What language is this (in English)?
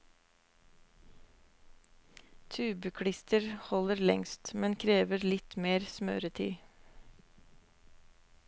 Norwegian